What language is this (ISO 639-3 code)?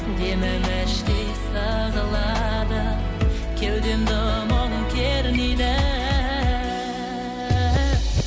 kaz